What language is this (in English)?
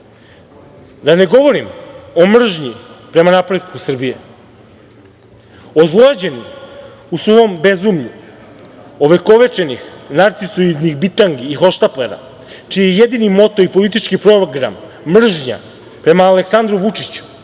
Serbian